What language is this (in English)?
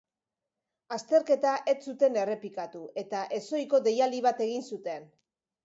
Basque